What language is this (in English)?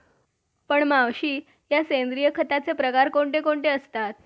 Marathi